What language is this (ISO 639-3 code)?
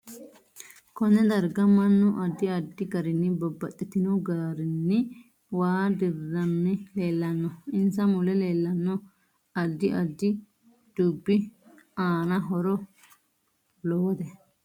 sid